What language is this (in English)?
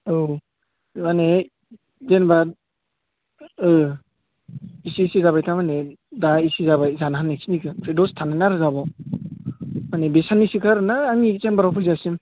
Bodo